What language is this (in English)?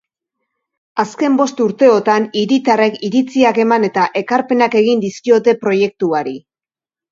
Basque